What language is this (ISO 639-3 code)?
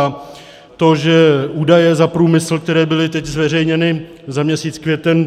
ces